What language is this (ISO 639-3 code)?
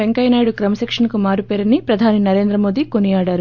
tel